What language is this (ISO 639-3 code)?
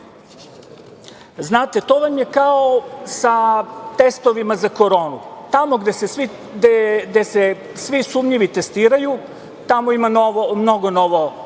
srp